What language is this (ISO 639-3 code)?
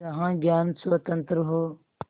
hin